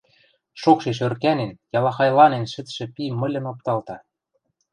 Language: Western Mari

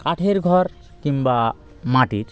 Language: Bangla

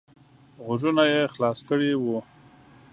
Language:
Pashto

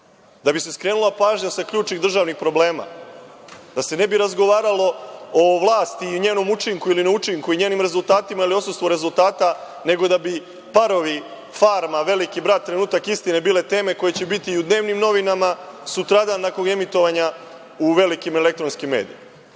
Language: Serbian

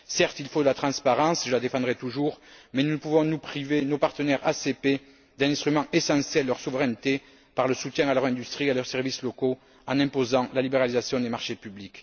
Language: French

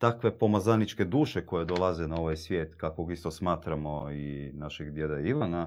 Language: Croatian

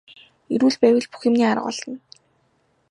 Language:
Mongolian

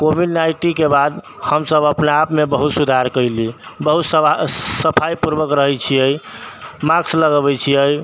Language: Maithili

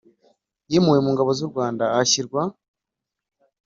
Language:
Kinyarwanda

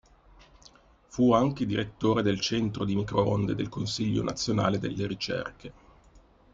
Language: Italian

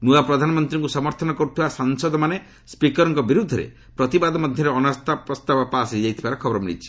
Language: Odia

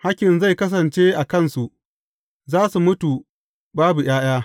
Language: Hausa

